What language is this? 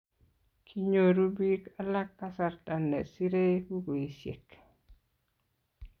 Kalenjin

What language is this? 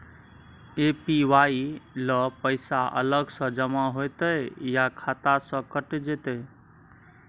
Maithili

